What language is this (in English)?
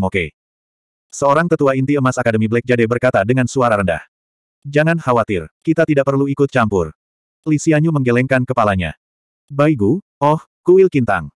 Indonesian